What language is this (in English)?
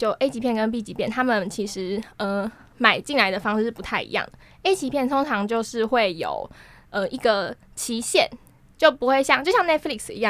Chinese